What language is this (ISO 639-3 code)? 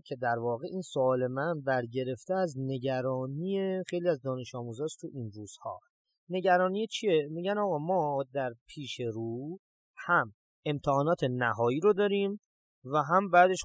fas